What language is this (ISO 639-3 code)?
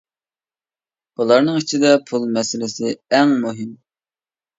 uig